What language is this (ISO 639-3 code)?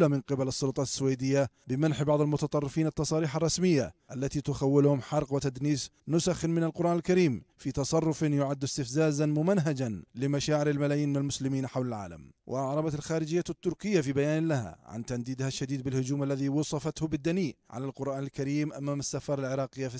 ara